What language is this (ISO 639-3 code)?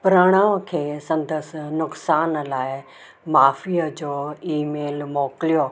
snd